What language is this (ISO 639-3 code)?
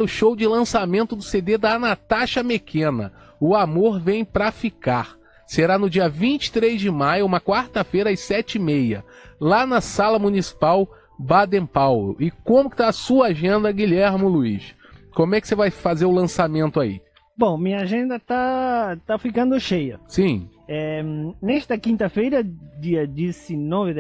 por